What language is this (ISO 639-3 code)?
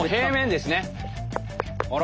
jpn